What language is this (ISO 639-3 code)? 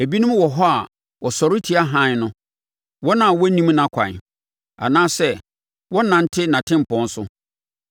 aka